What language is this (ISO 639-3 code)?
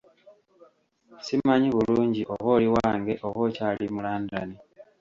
lug